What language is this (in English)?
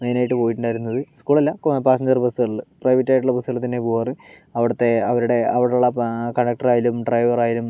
Malayalam